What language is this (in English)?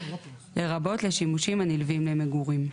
Hebrew